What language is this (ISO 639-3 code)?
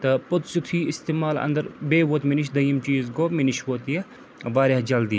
kas